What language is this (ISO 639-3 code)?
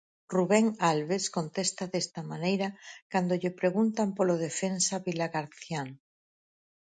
glg